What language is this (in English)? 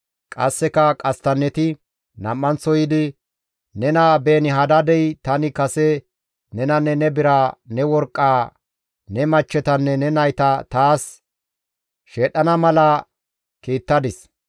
Gamo